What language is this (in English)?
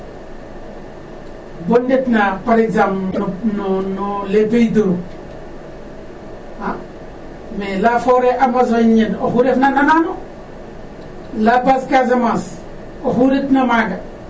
Serer